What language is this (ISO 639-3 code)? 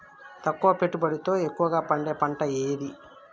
tel